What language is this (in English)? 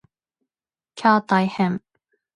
Japanese